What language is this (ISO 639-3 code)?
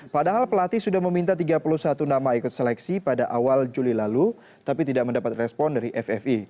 ind